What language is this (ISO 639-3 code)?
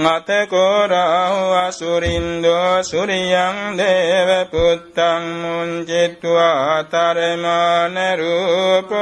vie